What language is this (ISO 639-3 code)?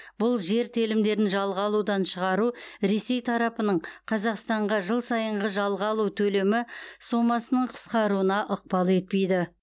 kaz